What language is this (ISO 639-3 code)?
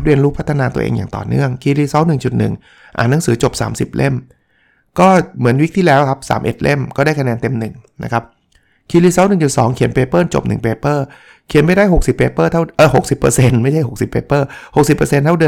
tha